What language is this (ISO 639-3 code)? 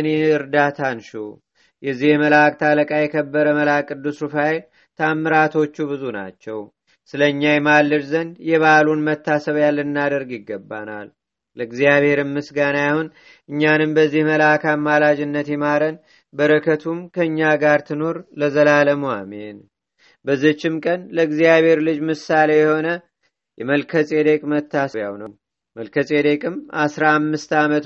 amh